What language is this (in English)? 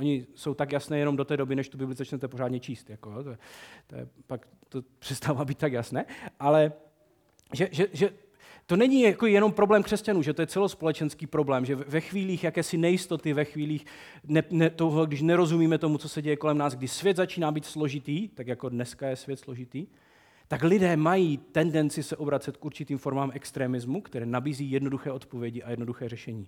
Czech